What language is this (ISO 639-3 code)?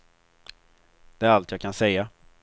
swe